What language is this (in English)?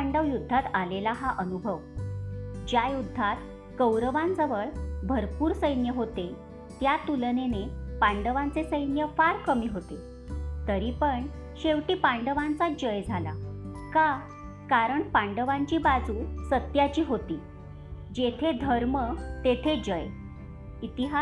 Marathi